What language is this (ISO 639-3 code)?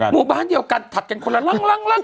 tha